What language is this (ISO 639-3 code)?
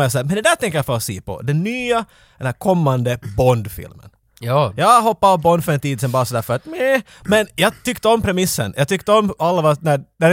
swe